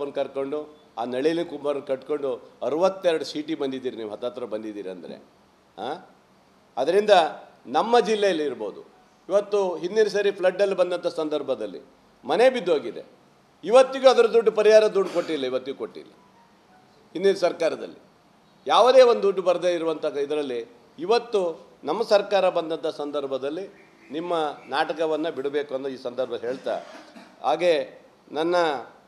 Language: Turkish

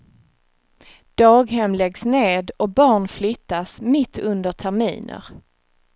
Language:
Swedish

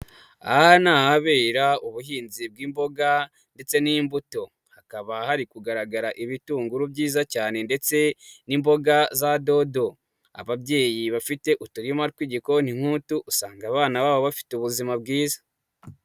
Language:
Kinyarwanda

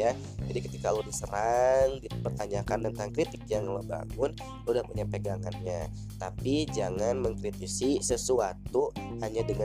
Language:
Indonesian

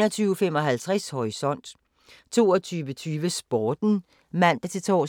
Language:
Danish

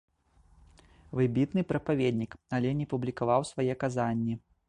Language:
Belarusian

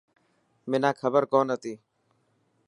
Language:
Dhatki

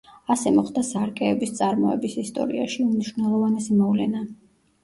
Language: Georgian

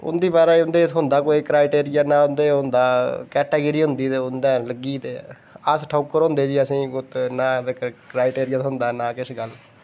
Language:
Dogri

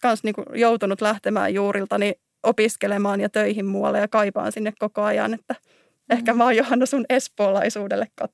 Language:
Finnish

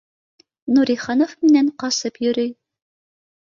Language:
Bashkir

